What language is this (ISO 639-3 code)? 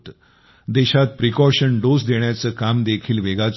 mar